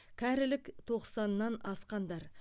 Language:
Kazakh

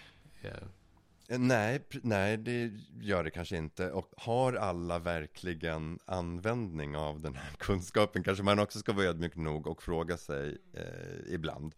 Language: Swedish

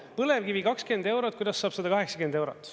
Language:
Estonian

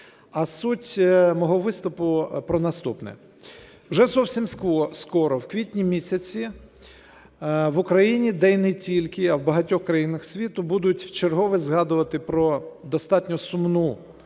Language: Ukrainian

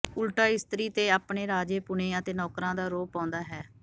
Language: Punjabi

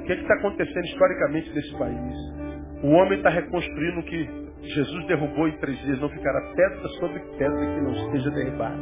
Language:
Portuguese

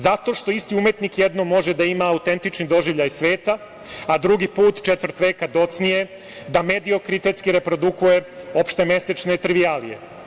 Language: Serbian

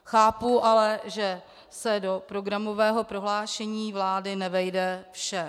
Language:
Czech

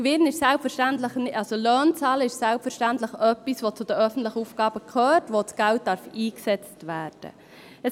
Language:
Swiss German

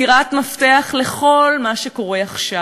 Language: Hebrew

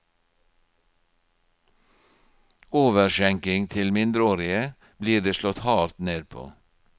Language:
Norwegian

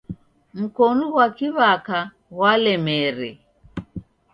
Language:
Taita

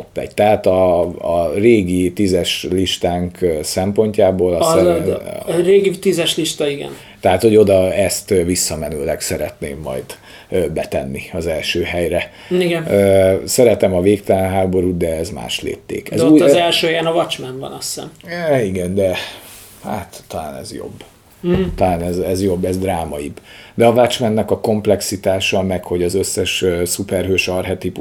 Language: Hungarian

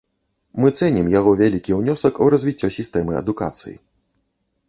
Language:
Belarusian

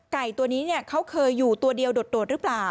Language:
Thai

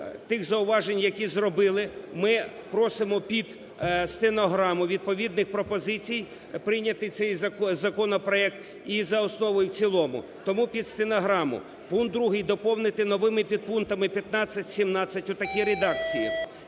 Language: Ukrainian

